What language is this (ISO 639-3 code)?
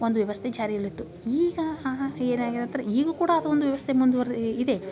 kan